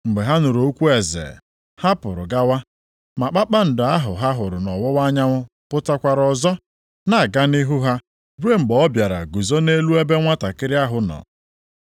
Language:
Igbo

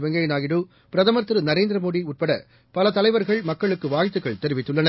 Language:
Tamil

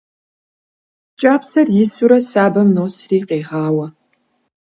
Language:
Kabardian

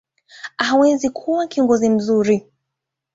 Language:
Swahili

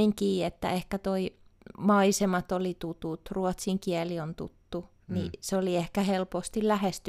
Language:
Finnish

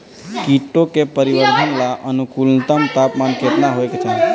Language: Bhojpuri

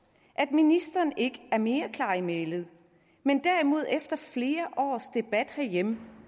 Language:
Danish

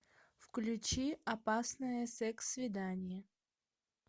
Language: Russian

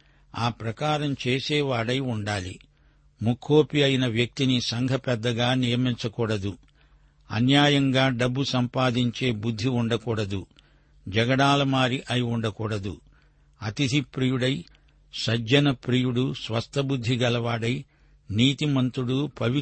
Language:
Telugu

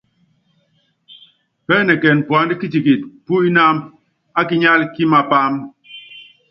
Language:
Yangben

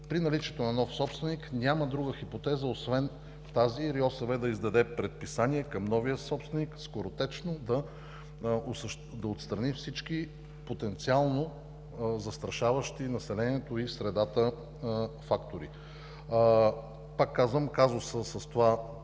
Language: Bulgarian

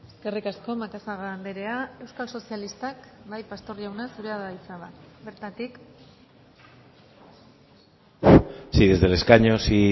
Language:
Basque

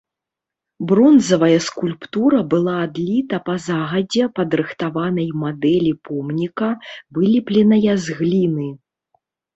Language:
Belarusian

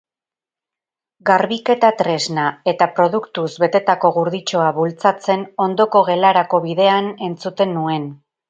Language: Basque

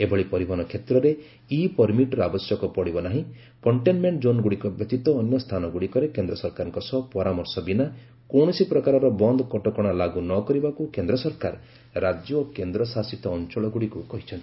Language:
Odia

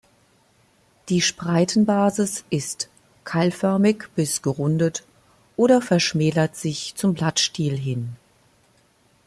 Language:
German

